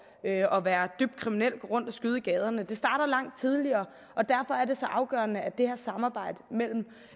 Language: Danish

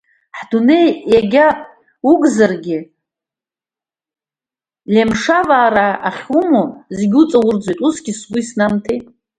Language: Abkhazian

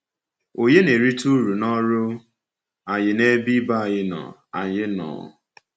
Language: Igbo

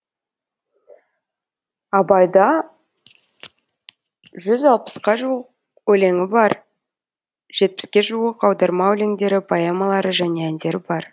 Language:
Kazakh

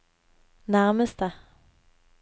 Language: Norwegian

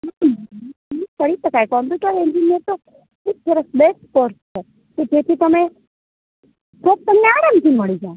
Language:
Gujarati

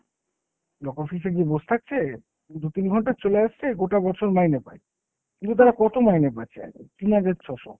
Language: Bangla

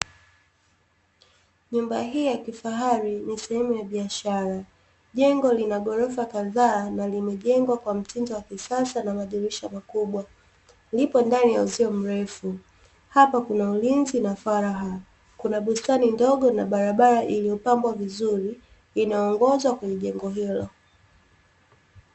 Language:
Swahili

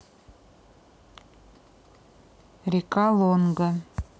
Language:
Russian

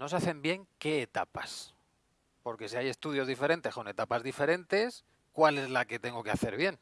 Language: Spanish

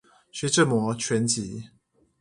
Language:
Chinese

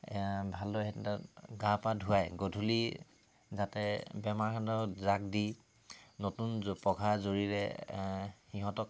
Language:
Assamese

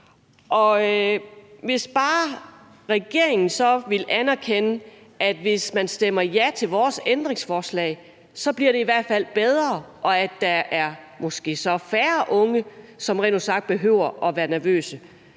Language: Danish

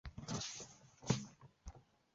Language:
Chinese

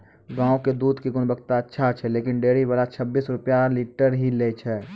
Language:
Maithili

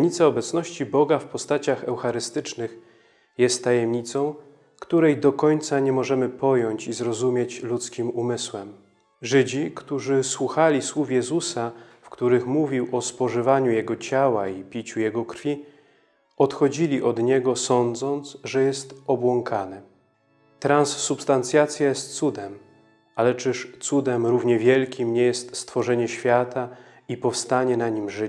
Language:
Polish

